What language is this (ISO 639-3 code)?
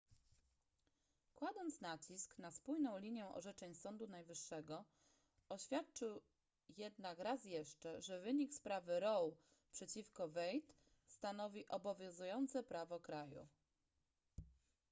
pol